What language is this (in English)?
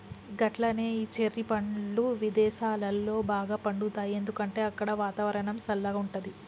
Telugu